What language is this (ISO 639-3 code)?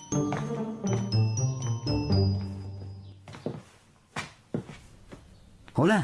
spa